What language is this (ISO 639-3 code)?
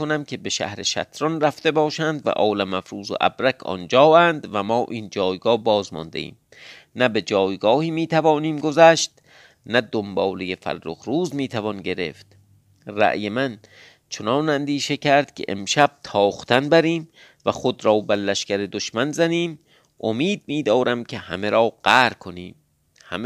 fas